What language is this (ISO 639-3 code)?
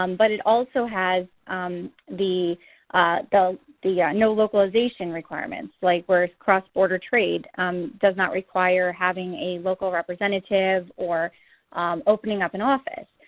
eng